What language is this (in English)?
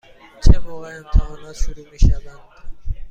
Persian